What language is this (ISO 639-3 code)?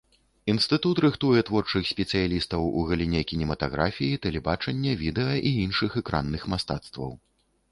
bel